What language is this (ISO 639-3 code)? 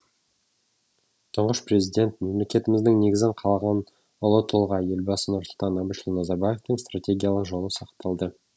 kaz